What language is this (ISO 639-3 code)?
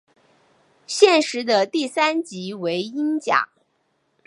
zho